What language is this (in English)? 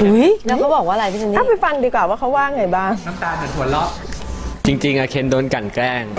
Thai